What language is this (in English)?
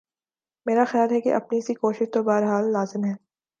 Urdu